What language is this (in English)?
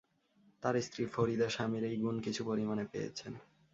Bangla